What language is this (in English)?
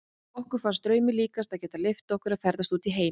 Icelandic